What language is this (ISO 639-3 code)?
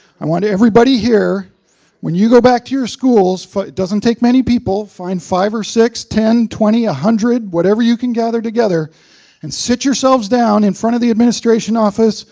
eng